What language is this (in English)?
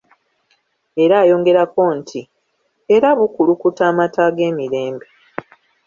Ganda